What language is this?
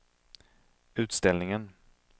Swedish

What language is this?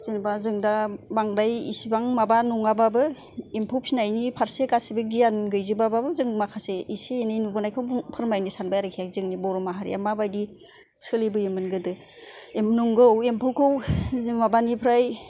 Bodo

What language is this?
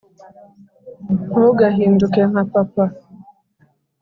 Kinyarwanda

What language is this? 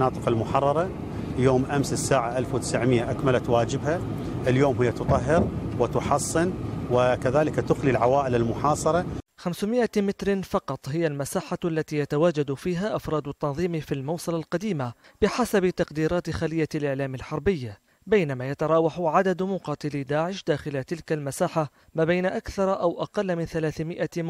Arabic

